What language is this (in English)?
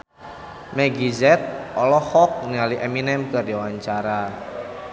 Sundanese